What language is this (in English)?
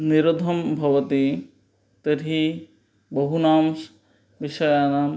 Sanskrit